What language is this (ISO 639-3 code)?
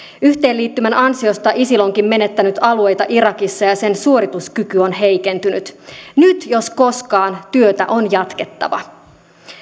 fin